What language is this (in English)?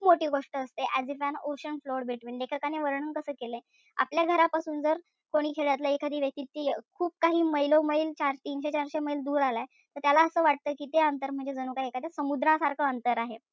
Marathi